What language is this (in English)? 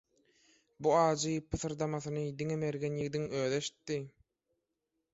Turkmen